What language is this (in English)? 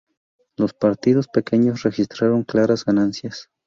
Spanish